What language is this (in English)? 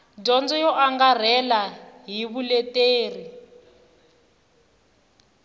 Tsonga